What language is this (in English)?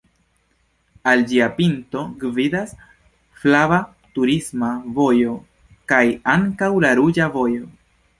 Esperanto